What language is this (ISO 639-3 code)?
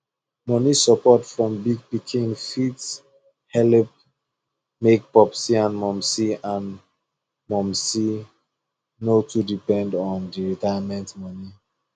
pcm